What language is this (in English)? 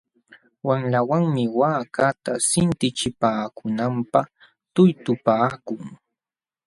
Jauja Wanca Quechua